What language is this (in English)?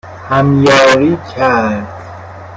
Persian